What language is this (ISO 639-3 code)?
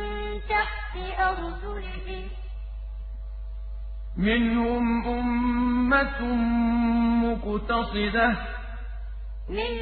ara